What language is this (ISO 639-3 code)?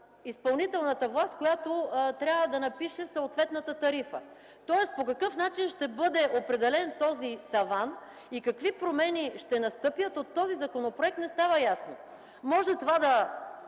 bul